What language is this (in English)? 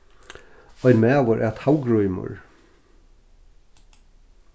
Faroese